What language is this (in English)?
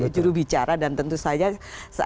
Indonesian